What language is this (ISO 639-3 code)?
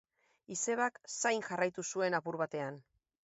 eus